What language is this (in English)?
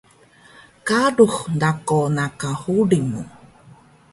Taroko